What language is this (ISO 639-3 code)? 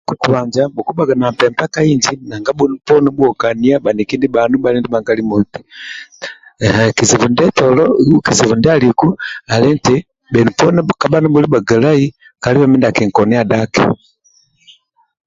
rwm